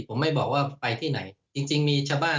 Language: Thai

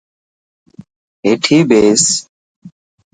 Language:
Dhatki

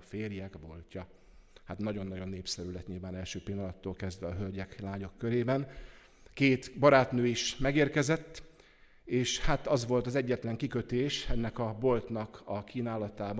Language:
Hungarian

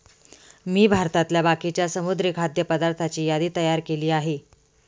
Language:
Marathi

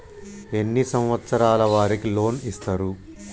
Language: Telugu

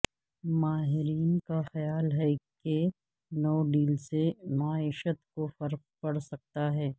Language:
Urdu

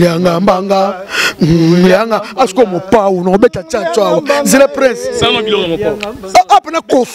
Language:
French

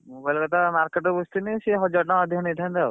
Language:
Odia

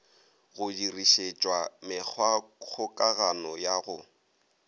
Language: Northern Sotho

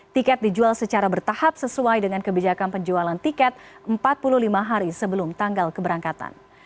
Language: Indonesian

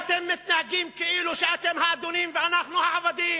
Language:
Hebrew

